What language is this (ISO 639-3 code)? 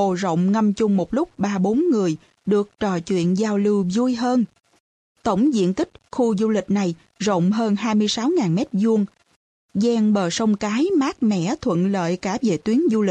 vie